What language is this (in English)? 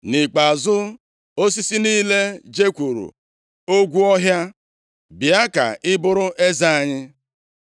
Igbo